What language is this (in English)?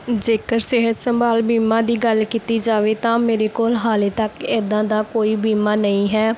Punjabi